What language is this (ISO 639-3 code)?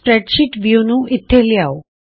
pan